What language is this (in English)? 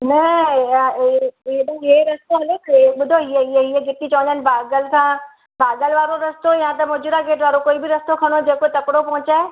Sindhi